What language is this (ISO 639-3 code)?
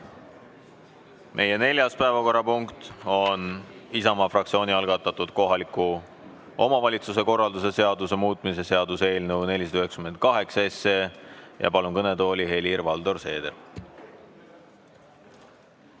est